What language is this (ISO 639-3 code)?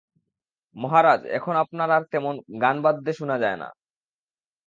ben